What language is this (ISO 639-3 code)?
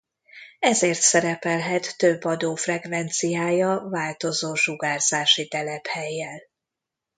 hun